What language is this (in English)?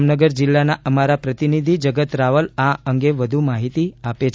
Gujarati